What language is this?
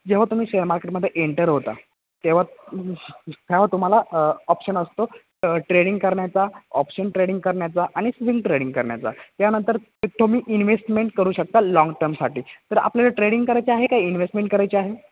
Marathi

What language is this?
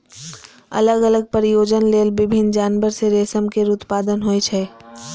Maithili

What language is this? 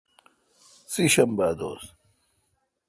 Kalkoti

